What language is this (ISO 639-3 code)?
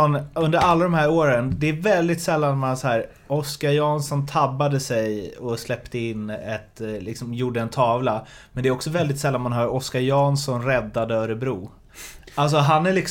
swe